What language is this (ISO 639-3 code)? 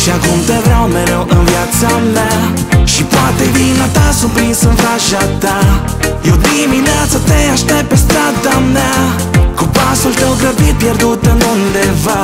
ron